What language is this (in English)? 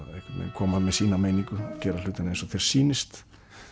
Icelandic